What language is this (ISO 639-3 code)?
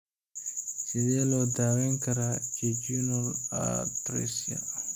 som